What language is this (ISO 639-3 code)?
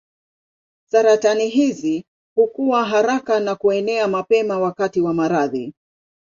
swa